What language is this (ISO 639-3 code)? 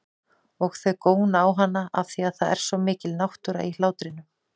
isl